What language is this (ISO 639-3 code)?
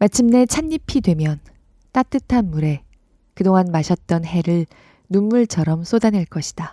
kor